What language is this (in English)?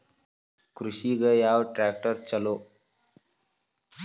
Kannada